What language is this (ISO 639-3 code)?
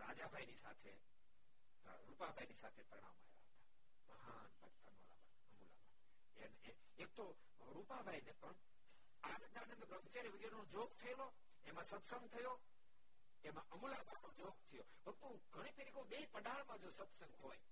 guj